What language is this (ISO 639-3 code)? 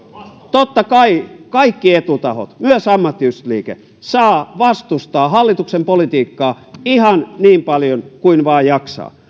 fin